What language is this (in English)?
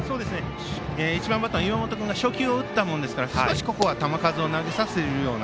Japanese